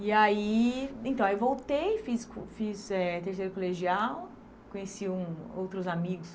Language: Portuguese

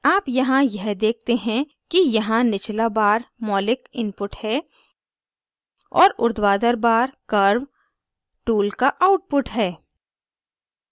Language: Hindi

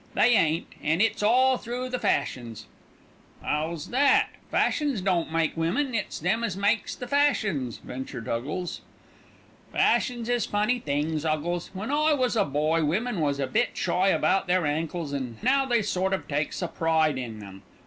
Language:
English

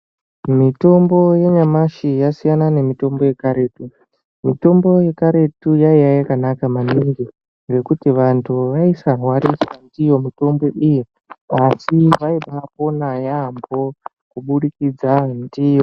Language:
Ndau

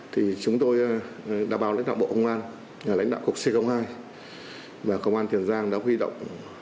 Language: Vietnamese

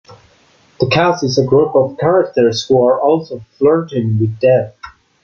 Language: English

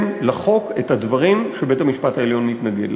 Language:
Hebrew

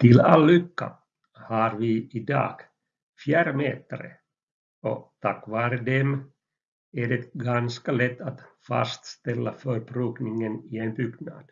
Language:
Swedish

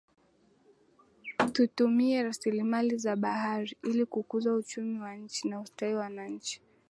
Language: Swahili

